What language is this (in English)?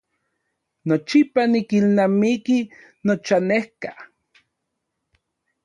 Central Puebla Nahuatl